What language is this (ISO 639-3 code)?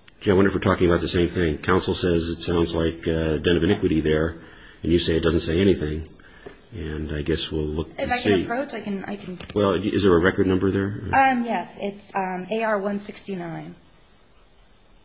eng